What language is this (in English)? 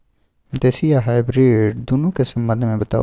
Maithili